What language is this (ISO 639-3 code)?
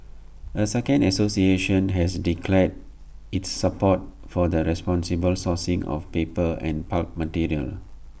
eng